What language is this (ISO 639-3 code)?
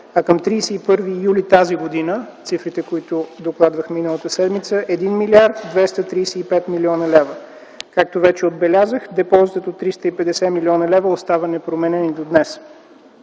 bul